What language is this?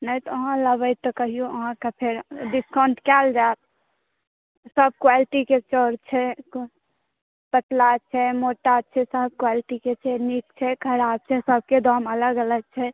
Maithili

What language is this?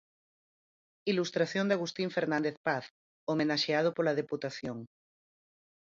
Galician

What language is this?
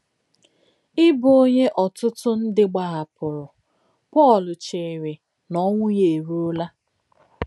Igbo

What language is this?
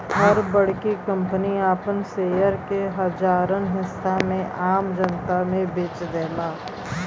Bhojpuri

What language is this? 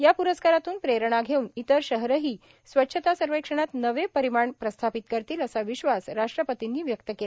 Marathi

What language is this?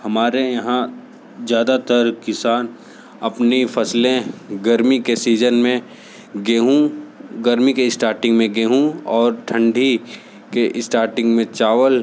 Hindi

